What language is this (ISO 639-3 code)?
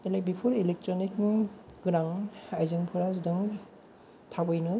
brx